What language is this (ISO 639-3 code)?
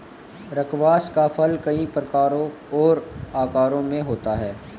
hin